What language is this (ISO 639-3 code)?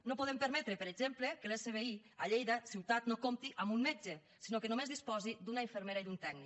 cat